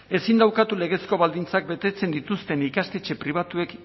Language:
Basque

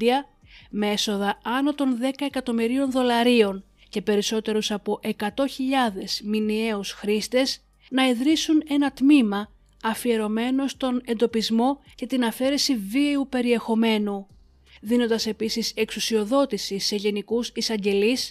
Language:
Greek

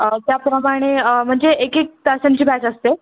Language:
Marathi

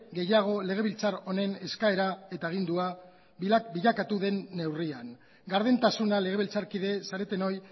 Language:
Basque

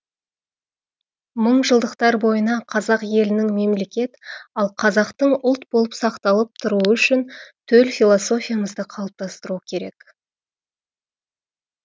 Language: Kazakh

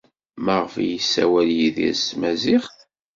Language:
Kabyle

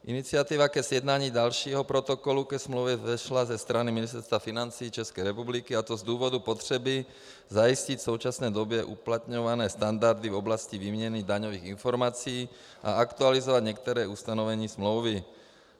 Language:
Czech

